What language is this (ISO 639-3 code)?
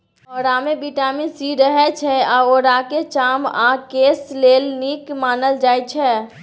mai